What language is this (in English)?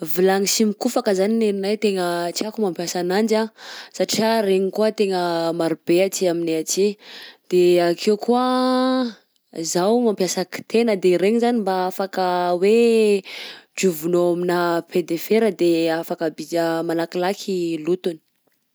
Southern Betsimisaraka Malagasy